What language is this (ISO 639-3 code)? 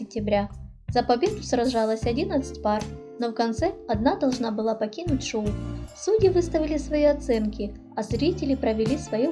rus